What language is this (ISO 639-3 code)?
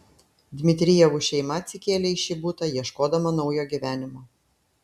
lit